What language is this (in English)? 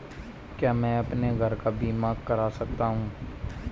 Hindi